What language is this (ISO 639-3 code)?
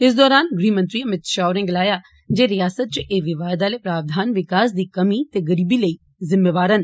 doi